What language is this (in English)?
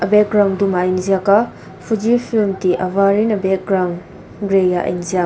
Mizo